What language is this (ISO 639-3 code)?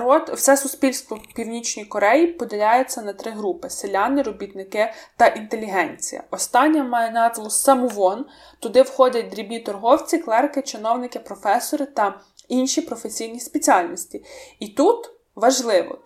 ukr